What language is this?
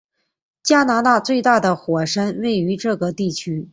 Chinese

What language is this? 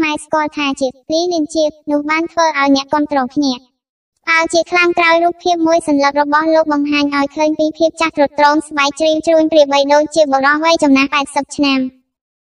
Thai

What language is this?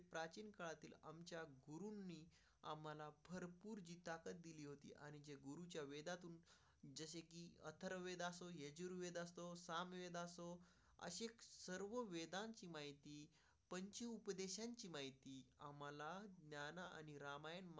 Marathi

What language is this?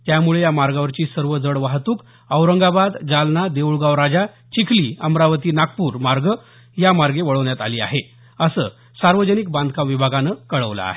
Marathi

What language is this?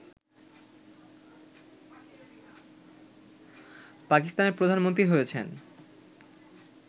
Bangla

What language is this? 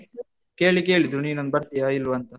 Kannada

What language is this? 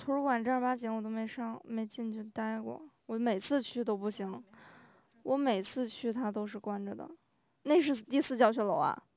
Chinese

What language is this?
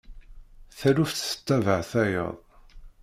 Kabyle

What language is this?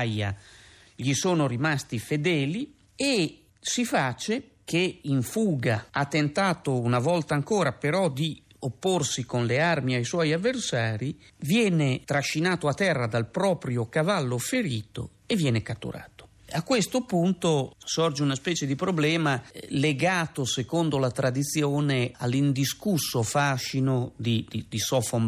Italian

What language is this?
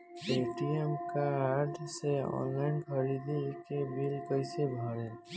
Bhojpuri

